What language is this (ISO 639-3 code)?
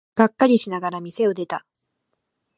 jpn